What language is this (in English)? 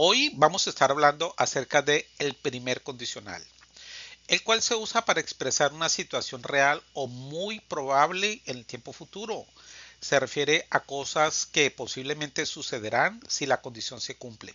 Spanish